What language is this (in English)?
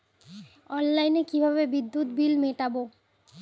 Bangla